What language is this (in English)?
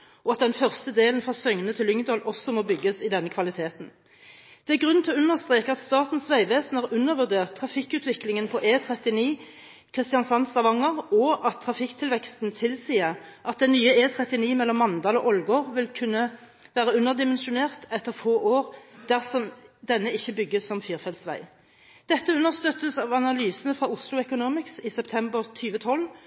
Norwegian Bokmål